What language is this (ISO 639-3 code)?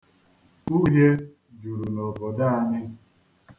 ibo